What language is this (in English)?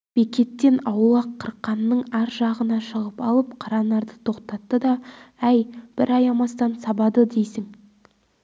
Kazakh